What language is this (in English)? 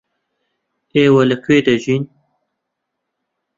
Central Kurdish